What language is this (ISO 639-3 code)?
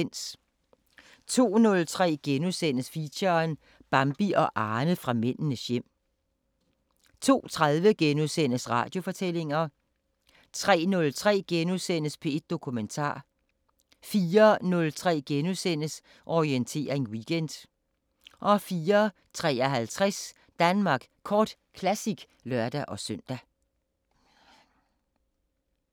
dan